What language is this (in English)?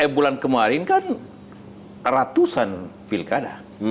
Indonesian